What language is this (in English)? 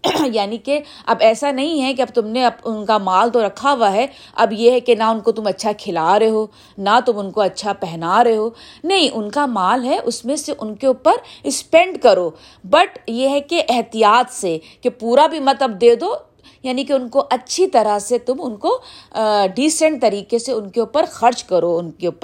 Urdu